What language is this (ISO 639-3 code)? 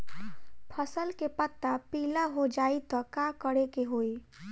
bho